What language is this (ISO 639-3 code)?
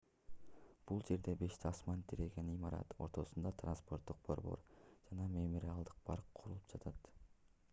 kir